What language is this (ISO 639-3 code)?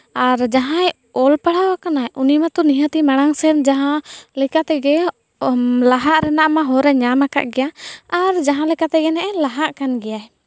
sat